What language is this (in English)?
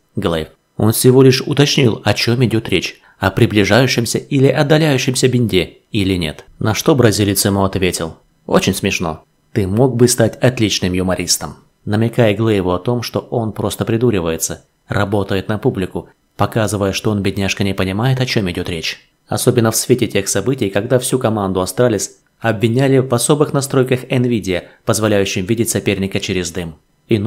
Russian